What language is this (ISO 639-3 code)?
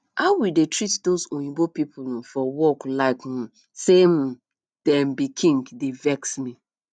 pcm